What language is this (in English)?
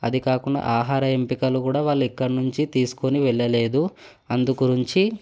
Telugu